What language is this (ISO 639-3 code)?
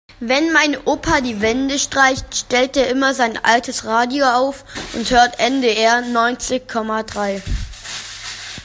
deu